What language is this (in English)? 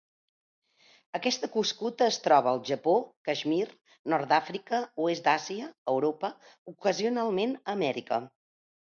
Catalan